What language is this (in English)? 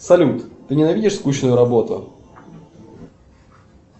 Russian